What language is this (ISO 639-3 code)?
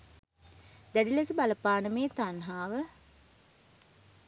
sin